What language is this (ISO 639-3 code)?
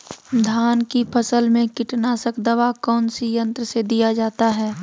mag